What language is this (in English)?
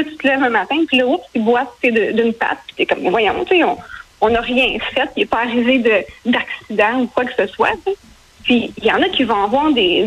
French